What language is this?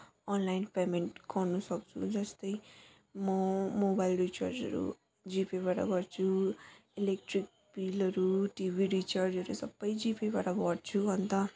Nepali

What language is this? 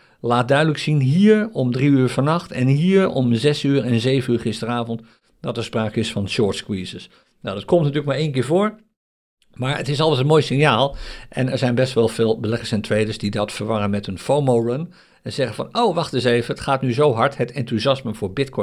Dutch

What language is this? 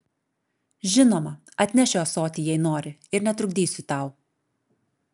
Lithuanian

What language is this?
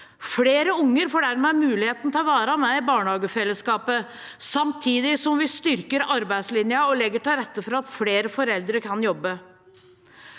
Norwegian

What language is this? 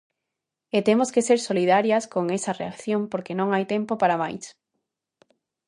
Galician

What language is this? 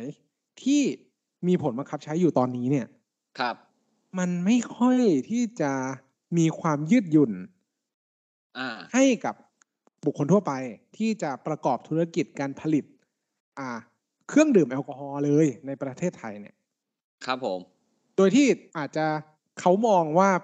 Thai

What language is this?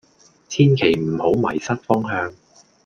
Cantonese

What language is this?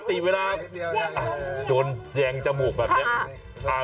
Thai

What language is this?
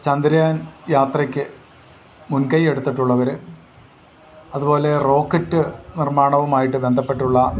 Malayalam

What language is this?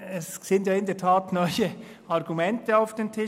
Swiss German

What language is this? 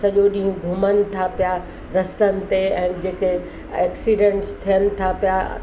Sindhi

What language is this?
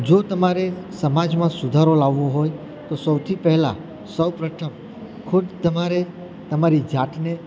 Gujarati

